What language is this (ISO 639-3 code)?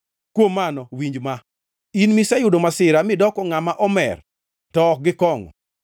luo